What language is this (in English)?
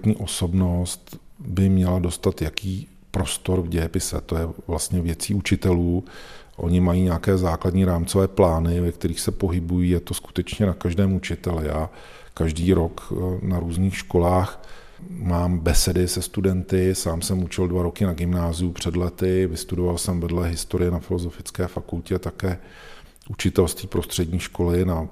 Czech